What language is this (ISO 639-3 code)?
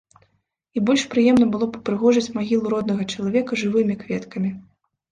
bel